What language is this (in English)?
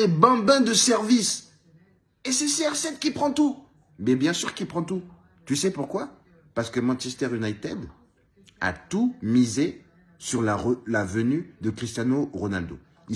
French